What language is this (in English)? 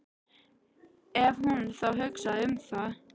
Icelandic